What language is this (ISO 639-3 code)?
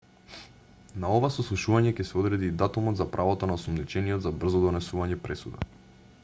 mkd